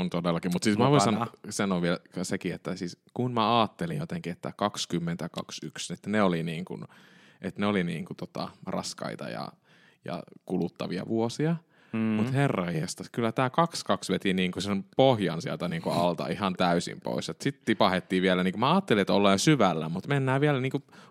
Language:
Finnish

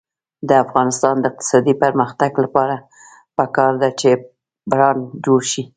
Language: Pashto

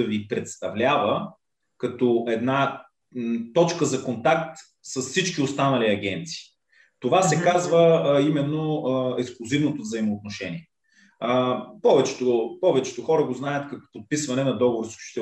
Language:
Bulgarian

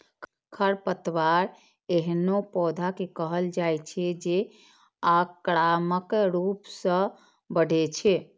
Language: Maithili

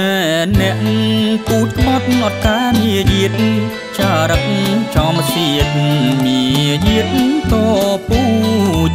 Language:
Thai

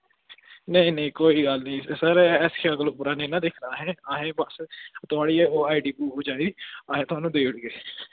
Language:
Dogri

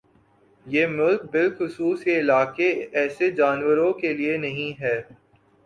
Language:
Urdu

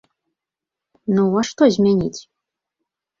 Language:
Belarusian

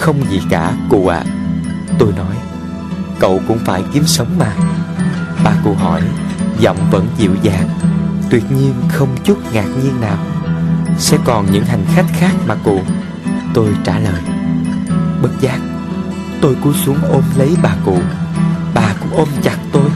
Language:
Vietnamese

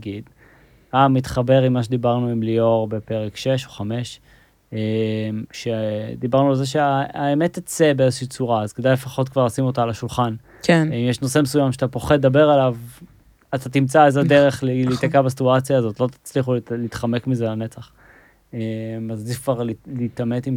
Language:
Hebrew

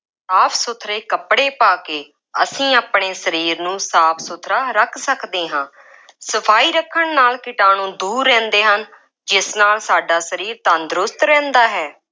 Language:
Punjabi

